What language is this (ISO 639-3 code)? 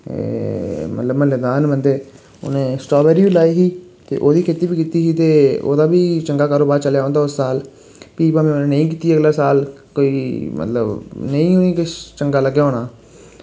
doi